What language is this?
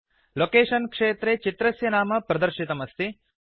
Sanskrit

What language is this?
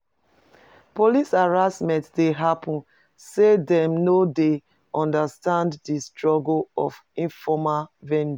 Nigerian Pidgin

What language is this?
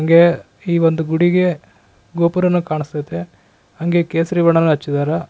Kannada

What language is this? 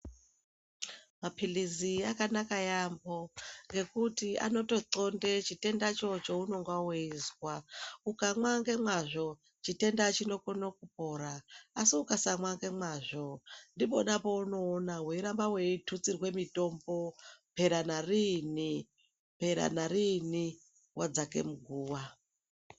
Ndau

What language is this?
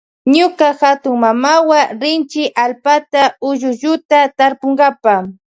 Loja Highland Quichua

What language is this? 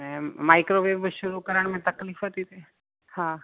Sindhi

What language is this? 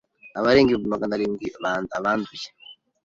Kinyarwanda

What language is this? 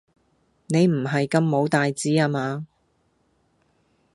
Cantonese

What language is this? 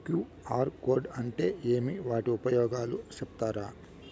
Telugu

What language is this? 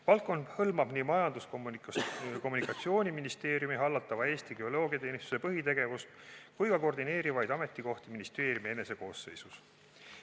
Estonian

